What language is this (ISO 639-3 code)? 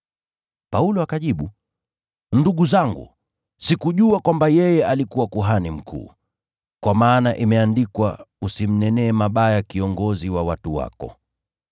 swa